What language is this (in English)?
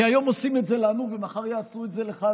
Hebrew